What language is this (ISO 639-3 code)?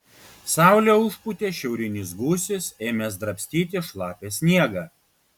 lit